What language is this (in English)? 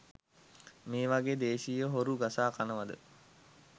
Sinhala